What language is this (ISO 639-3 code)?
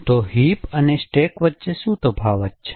guj